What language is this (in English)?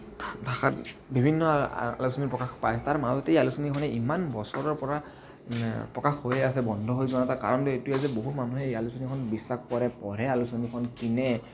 Assamese